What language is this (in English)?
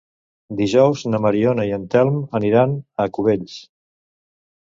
Catalan